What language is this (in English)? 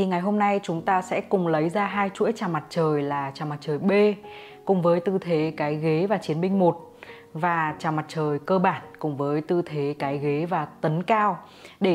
Vietnamese